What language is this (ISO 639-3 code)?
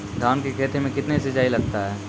mai